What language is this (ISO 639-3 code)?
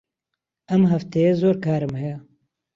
ckb